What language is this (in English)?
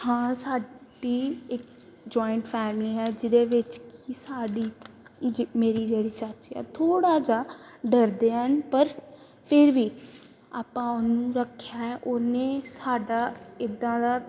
Punjabi